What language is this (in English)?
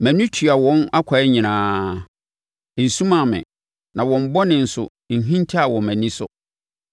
Akan